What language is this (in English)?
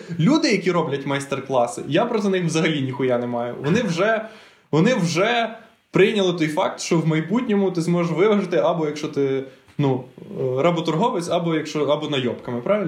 Ukrainian